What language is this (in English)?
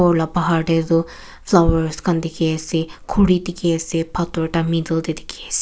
Naga Pidgin